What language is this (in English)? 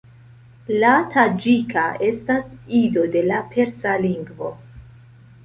Esperanto